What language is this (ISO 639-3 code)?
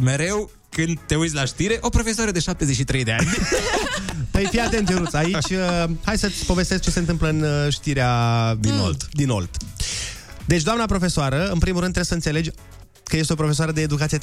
ron